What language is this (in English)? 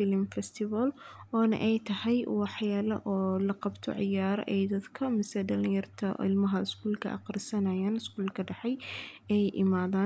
Somali